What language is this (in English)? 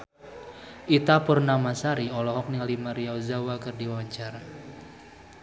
Sundanese